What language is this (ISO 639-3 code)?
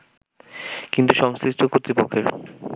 ben